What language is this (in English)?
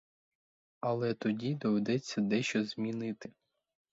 Ukrainian